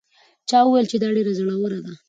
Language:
Pashto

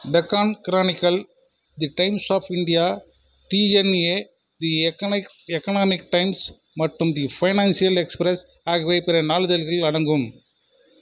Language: Tamil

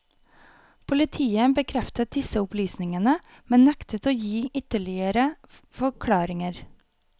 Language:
Norwegian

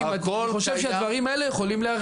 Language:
Hebrew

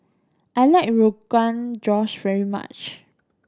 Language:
English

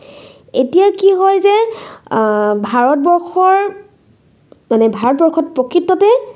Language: Assamese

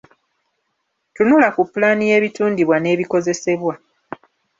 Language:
Ganda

